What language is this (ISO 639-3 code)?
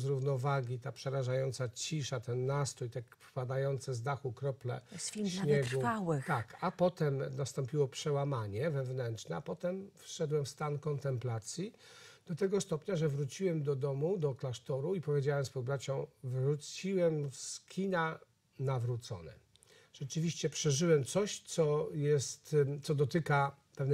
pol